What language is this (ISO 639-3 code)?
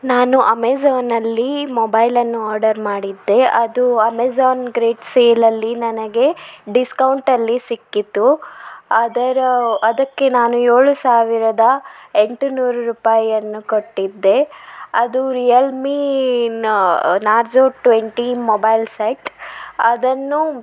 kan